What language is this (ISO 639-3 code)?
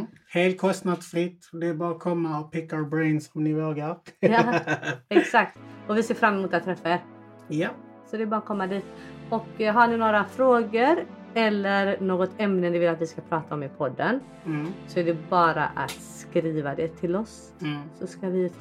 swe